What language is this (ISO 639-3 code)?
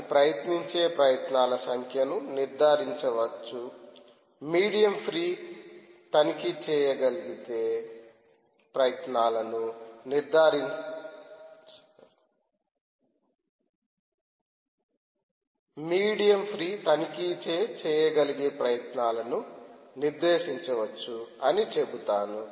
tel